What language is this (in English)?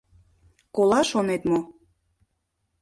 Mari